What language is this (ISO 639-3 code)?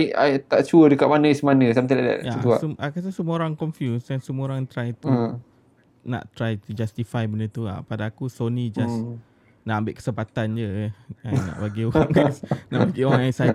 msa